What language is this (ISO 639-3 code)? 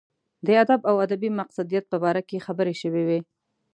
pus